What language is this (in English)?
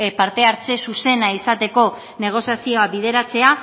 Basque